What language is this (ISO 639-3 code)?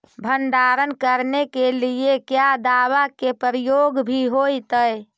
mag